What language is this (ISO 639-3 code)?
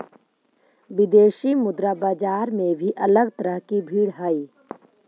mag